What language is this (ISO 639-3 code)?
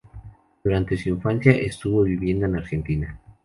spa